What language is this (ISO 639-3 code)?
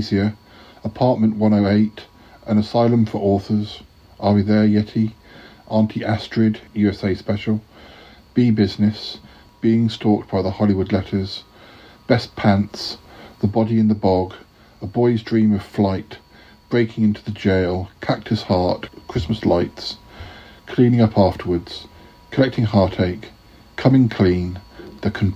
eng